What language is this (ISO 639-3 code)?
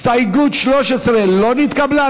heb